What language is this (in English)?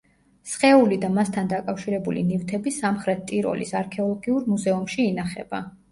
Georgian